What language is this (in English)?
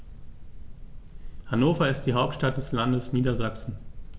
German